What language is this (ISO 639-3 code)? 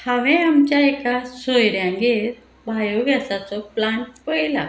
kok